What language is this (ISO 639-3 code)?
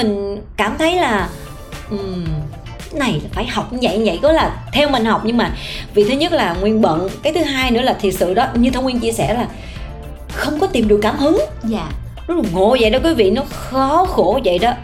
vie